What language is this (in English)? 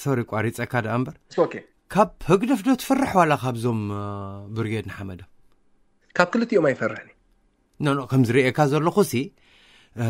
Arabic